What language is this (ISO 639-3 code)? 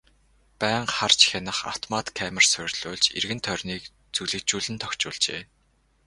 mon